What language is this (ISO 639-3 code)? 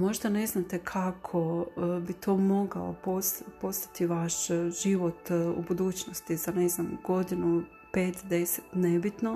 hrv